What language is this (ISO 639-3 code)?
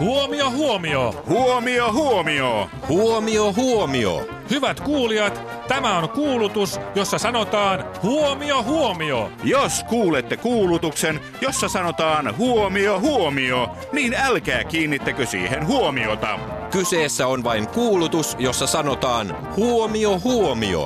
fin